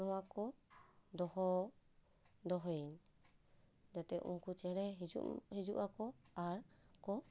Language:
Santali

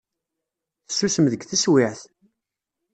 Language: Kabyle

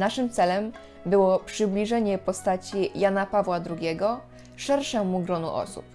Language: Polish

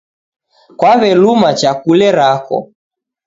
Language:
Taita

